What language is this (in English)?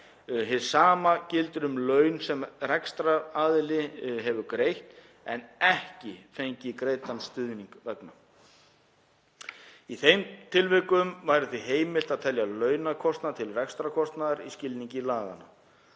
Icelandic